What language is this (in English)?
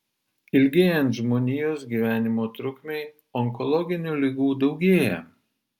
Lithuanian